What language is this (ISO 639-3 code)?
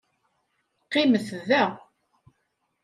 kab